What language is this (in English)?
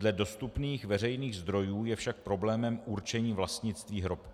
Czech